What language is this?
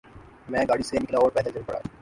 Urdu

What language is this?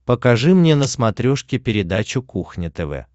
Russian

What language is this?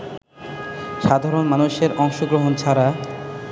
Bangla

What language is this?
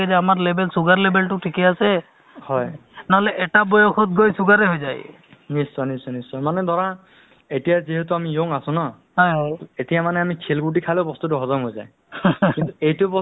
Assamese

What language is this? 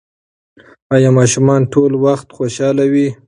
Pashto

